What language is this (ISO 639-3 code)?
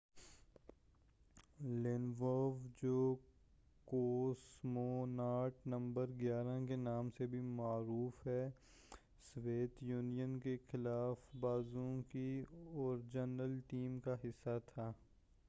urd